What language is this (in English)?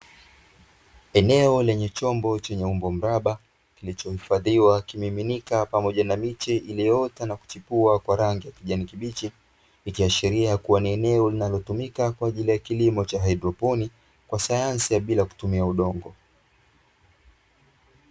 Swahili